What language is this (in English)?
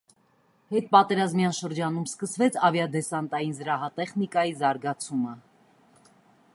Armenian